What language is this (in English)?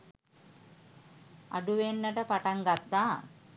Sinhala